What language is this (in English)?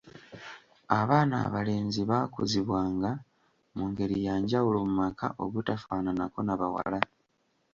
Ganda